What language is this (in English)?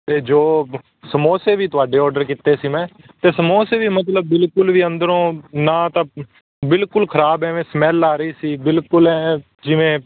Punjabi